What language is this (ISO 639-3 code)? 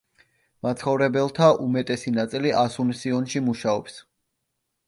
kat